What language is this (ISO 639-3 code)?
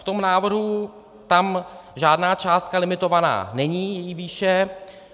ces